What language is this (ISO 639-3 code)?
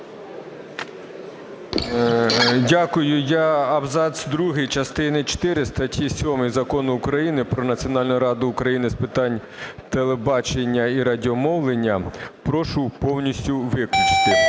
ukr